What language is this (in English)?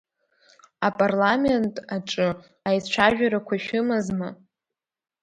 Abkhazian